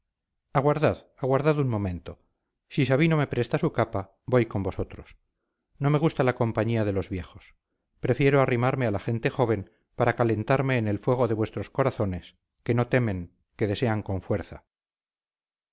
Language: Spanish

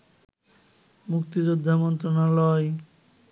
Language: Bangla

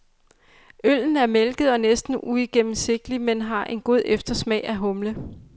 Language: Danish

